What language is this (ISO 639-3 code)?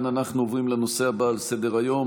heb